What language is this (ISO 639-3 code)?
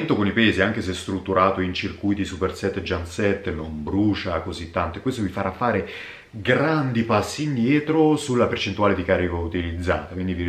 ita